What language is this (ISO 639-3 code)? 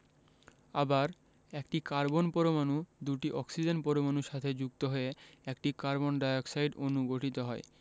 ben